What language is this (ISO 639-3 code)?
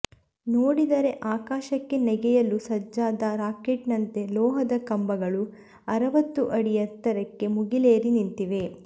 kan